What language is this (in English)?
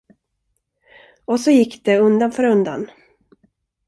Swedish